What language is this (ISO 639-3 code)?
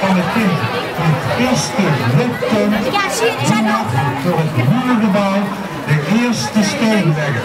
nld